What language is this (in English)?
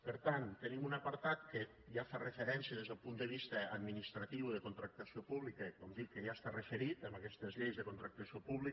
Catalan